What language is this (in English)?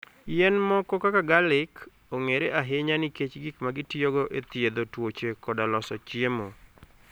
Luo (Kenya and Tanzania)